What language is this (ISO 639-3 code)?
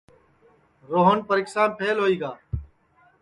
ssi